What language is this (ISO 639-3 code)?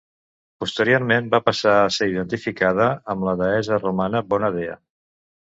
cat